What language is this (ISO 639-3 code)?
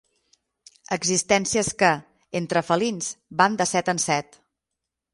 cat